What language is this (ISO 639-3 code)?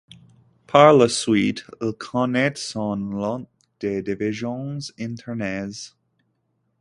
fra